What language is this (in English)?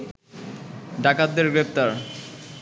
Bangla